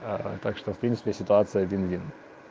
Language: Russian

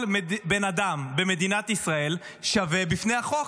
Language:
Hebrew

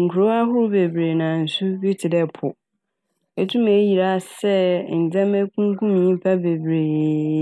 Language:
Akan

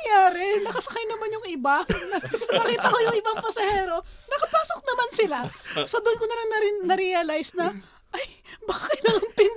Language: Filipino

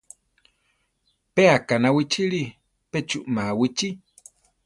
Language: Central Tarahumara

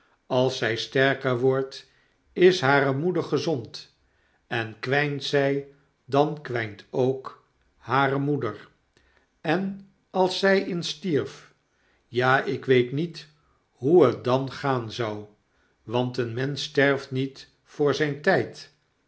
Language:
Dutch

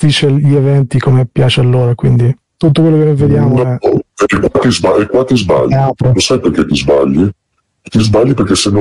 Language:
Italian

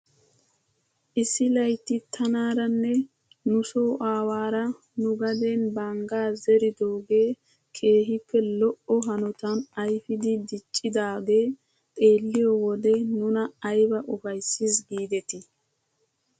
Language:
Wolaytta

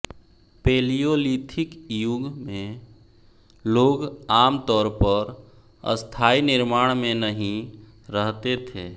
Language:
Hindi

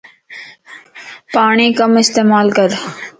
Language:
Lasi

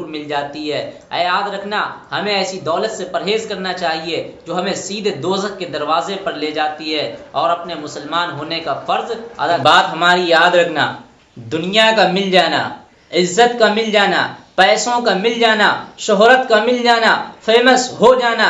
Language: Hindi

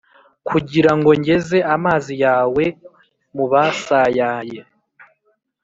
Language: Kinyarwanda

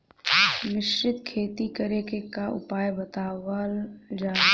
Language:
Bhojpuri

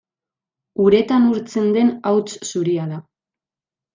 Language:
Basque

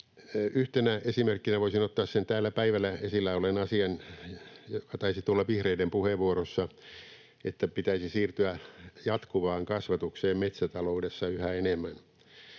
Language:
Finnish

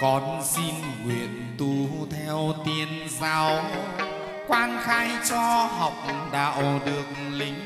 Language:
Vietnamese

